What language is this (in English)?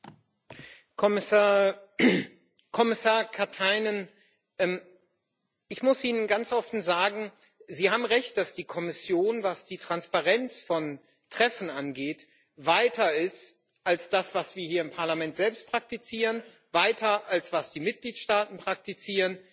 German